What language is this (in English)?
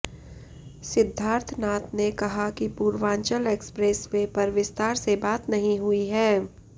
Hindi